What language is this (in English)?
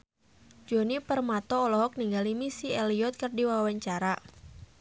Sundanese